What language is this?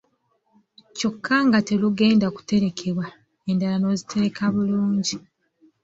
Ganda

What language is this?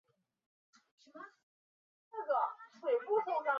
Chinese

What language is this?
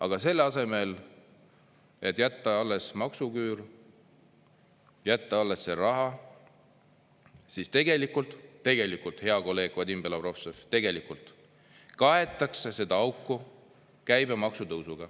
Estonian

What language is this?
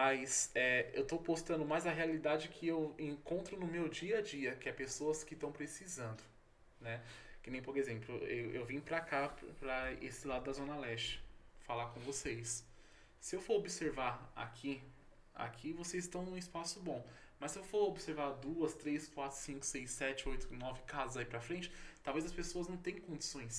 Portuguese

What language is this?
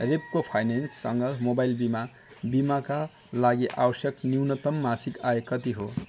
Nepali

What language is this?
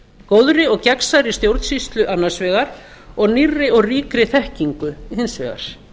Icelandic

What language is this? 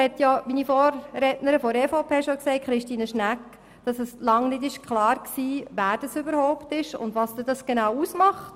Swiss German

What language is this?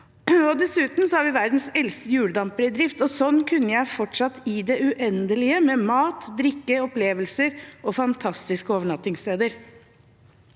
Norwegian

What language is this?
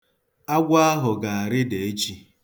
Igbo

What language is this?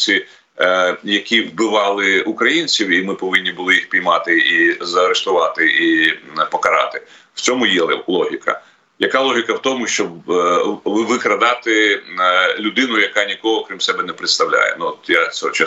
Ukrainian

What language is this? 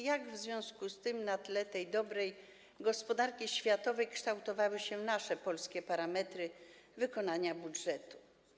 Polish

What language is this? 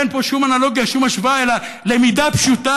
Hebrew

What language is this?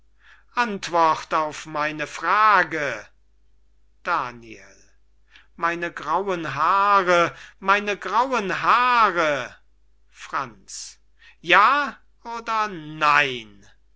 German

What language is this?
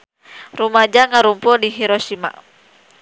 Sundanese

